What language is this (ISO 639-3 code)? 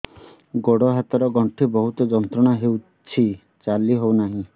ori